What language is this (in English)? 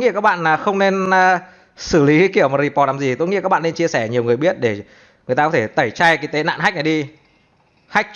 Vietnamese